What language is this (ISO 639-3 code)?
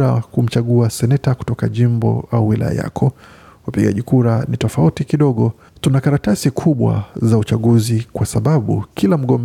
swa